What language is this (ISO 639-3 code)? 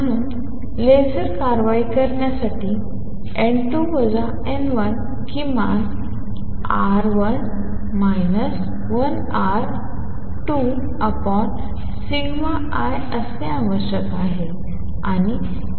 mar